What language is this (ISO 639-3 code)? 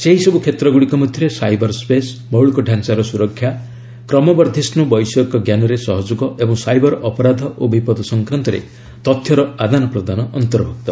ori